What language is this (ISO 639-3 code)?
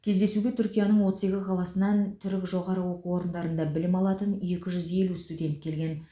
kaz